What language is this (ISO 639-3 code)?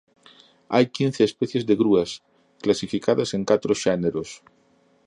glg